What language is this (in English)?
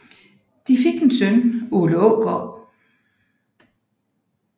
Danish